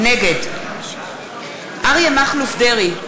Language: Hebrew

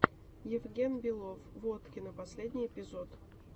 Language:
Russian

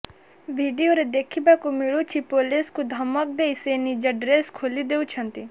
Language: Odia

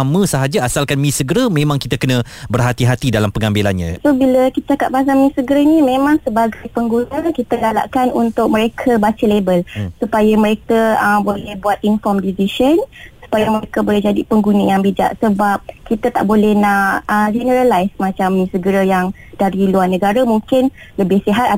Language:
Malay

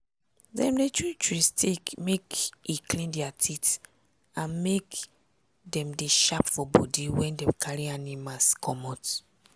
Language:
Nigerian Pidgin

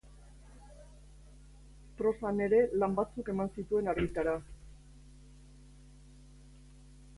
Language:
Basque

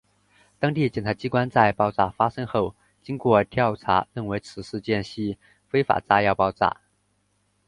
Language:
Chinese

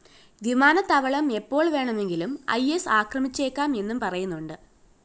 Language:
Malayalam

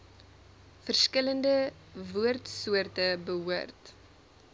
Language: Afrikaans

